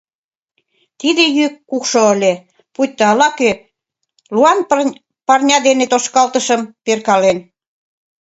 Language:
Mari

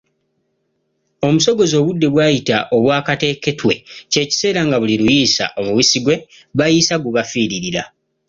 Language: Ganda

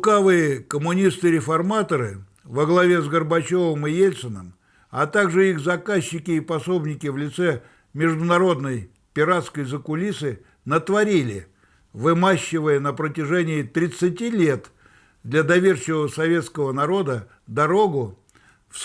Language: Russian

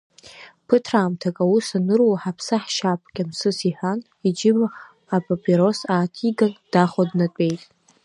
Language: Abkhazian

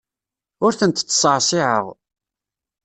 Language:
Kabyle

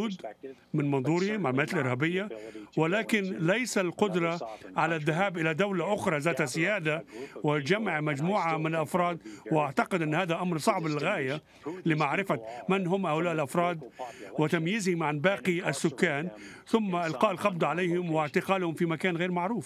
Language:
Arabic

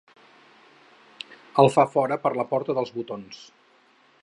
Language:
Catalan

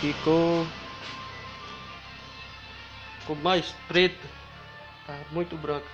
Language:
Portuguese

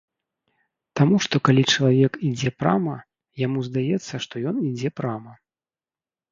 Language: Belarusian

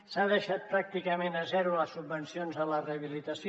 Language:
Catalan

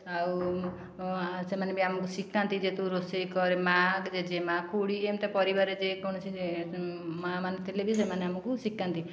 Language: Odia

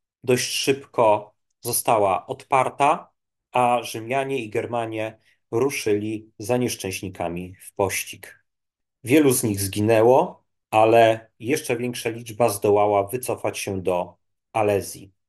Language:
Polish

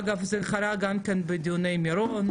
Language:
Hebrew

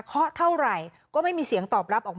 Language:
Thai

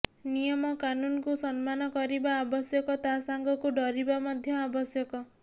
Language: Odia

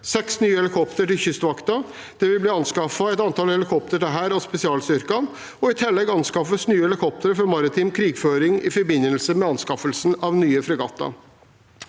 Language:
Norwegian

